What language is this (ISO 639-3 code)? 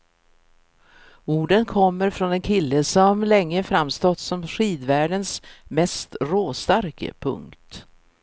swe